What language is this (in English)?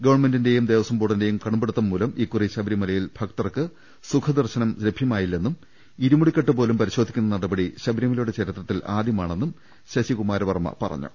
Malayalam